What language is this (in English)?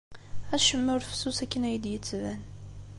Kabyle